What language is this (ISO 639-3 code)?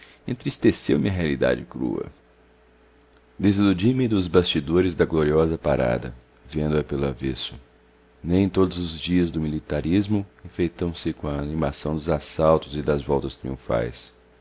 por